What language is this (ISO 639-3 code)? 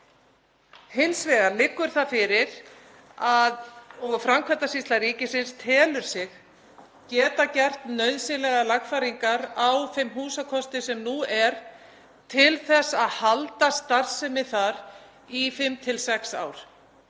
isl